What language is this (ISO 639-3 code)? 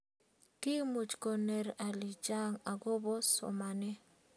kln